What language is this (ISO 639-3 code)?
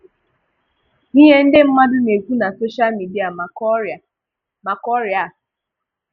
ibo